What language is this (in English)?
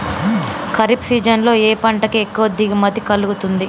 Telugu